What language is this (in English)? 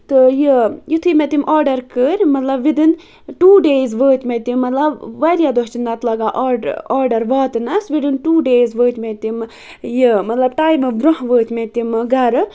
Kashmiri